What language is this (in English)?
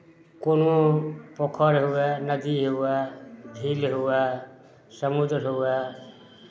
Maithili